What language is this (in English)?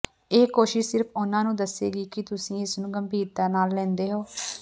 Punjabi